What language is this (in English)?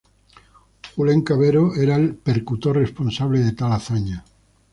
Spanish